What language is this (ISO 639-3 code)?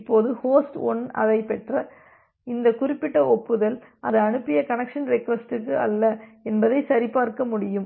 tam